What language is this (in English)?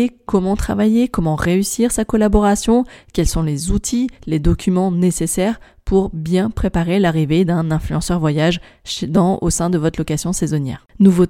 French